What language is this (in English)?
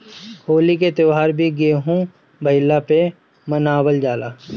Bhojpuri